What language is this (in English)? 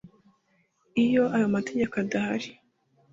Kinyarwanda